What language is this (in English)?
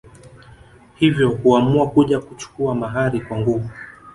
Swahili